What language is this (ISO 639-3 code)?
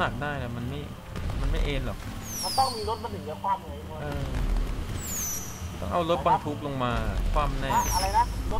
tha